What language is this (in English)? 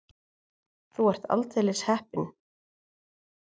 Icelandic